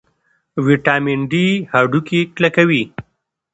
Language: Pashto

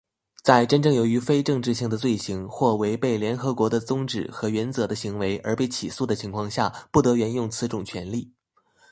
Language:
Chinese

